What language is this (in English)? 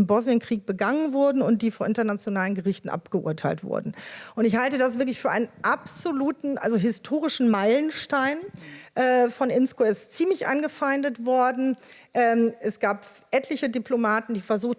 German